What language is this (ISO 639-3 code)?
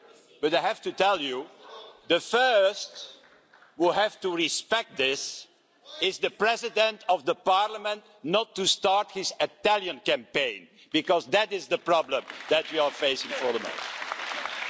eng